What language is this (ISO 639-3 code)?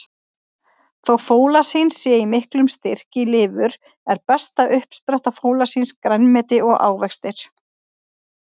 isl